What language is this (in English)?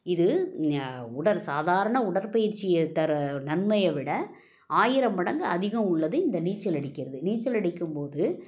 Tamil